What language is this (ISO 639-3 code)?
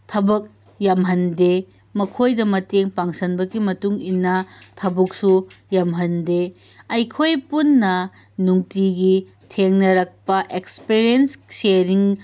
mni